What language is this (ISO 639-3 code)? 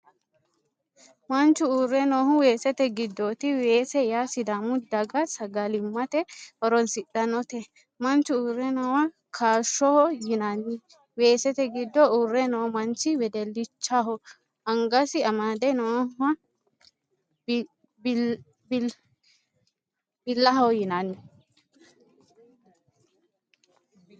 sid